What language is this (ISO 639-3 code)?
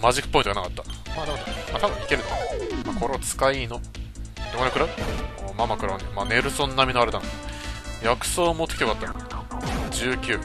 jpn